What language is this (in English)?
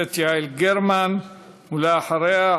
Hebrew